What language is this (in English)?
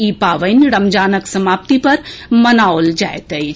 Maithili